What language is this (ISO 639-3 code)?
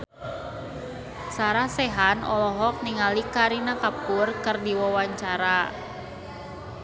sun